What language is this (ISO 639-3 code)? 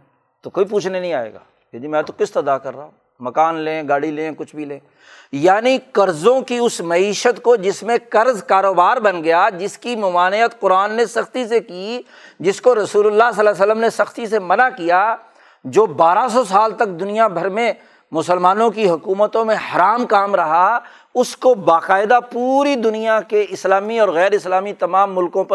urd